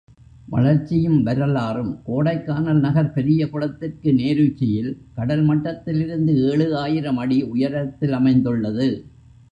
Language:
Tamil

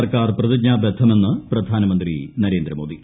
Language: Malayalam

